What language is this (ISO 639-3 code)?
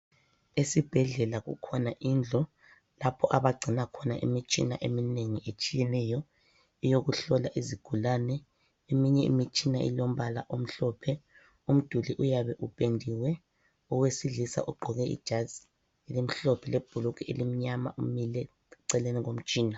nde